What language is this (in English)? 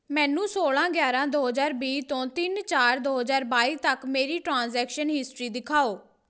Punjabi